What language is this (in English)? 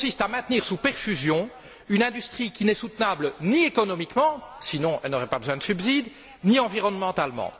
French